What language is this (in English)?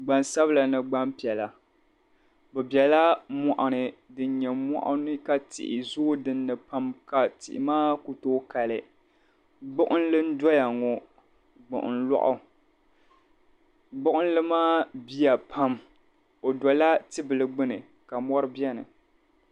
Dagbani